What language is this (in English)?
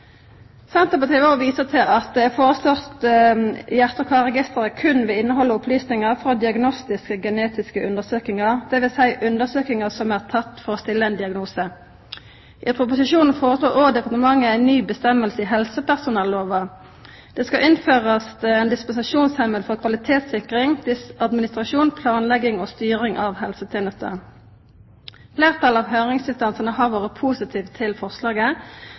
Norwegian Nynorsk